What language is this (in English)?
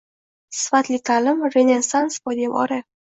Uzbek